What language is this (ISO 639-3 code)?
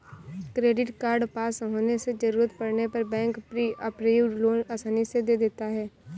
hin